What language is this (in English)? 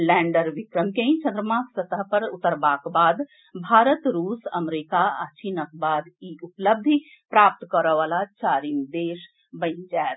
Maithili